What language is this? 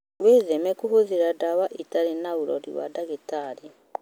Kikuyu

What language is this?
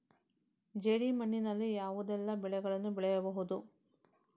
Kannada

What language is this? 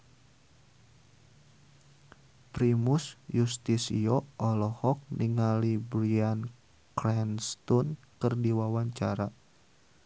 Sundanese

